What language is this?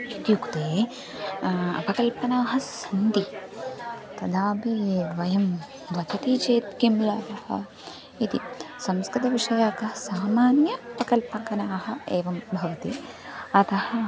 Sanskrit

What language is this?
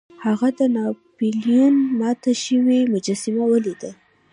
Pashto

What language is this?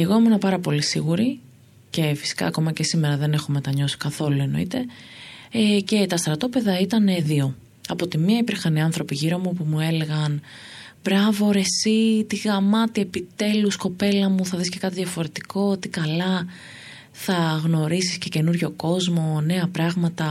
Greek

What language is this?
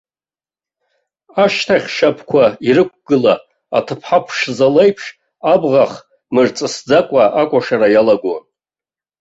Abkhazian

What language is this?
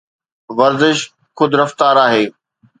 Sindhi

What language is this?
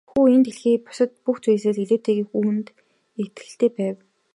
Mongolian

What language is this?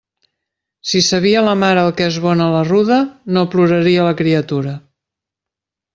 Catalan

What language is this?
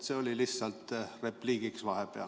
Estonian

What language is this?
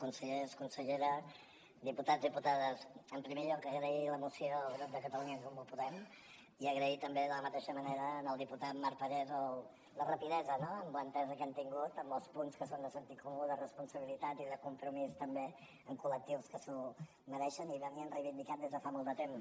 Catalan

